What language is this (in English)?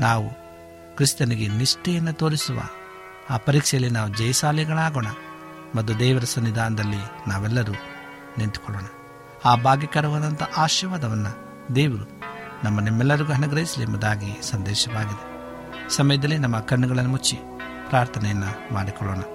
Kannada